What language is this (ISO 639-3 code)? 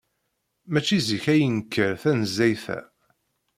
kab